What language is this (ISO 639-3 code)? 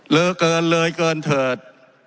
tha